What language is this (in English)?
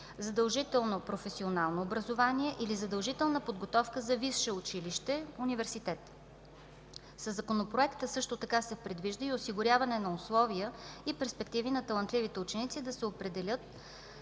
Bulgarian